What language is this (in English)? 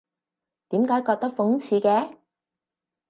Cantonese